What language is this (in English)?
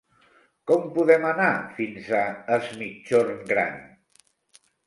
Catalan